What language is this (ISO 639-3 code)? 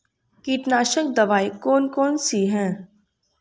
hin